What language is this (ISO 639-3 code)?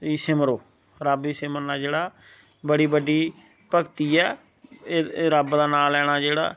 doi